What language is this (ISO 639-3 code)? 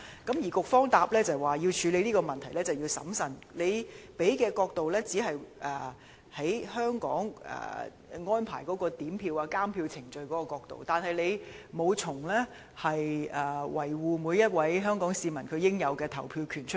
yue